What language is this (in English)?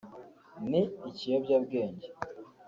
Kinyarwanda